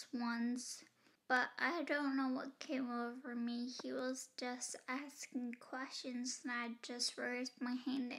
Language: English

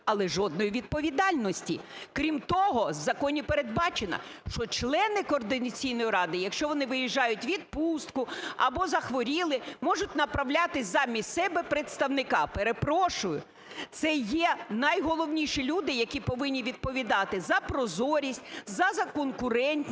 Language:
Ukrainian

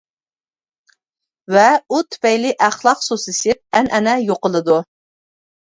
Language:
Uyghur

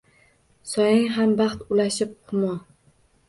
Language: Uzbek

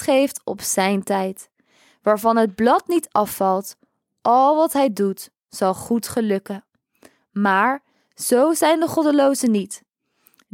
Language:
Dutch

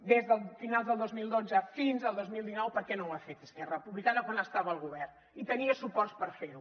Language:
Catalan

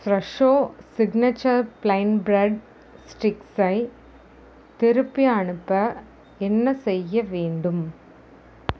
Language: Tamil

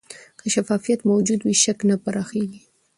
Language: Pashto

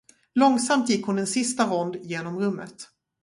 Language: Swedish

